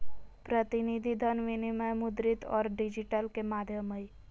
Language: Magahi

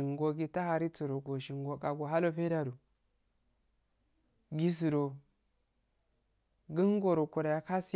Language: Afade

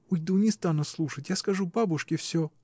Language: Russian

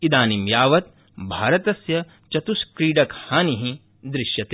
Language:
Sanskrit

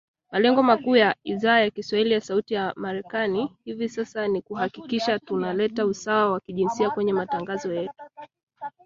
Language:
Swahili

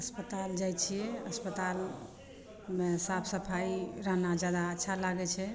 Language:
Maithili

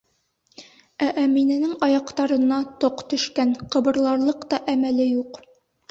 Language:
Bashkir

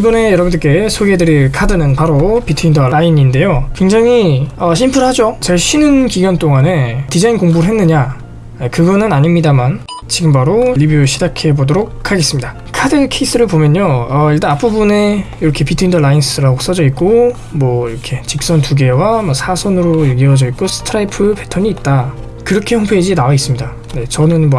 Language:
Korean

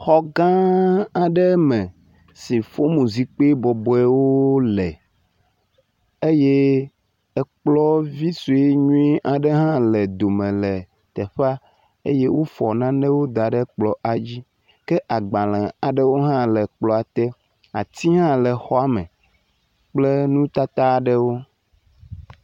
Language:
Ewe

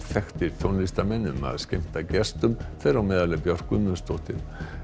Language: Icelandic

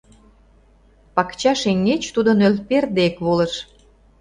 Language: Mari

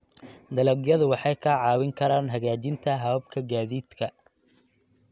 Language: Somali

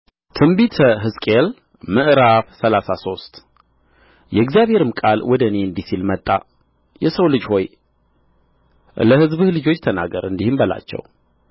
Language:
Amharic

